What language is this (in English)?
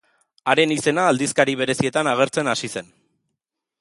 Basque